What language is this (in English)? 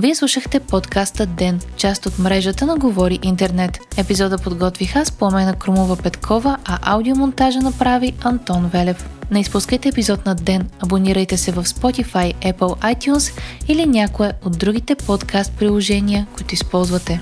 Bulgarian